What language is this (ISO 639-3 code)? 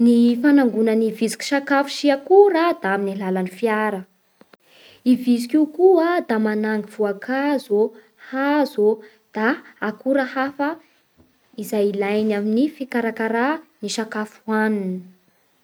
bhr